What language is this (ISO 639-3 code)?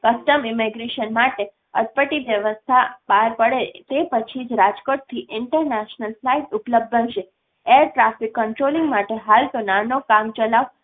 guj